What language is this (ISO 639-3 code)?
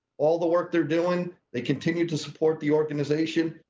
eng